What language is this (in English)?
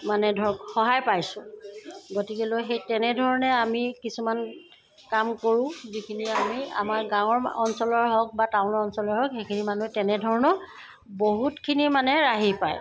Assamese